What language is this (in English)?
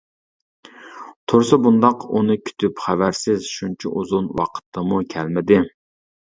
Uyghur